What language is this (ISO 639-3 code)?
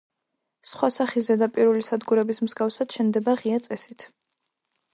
kat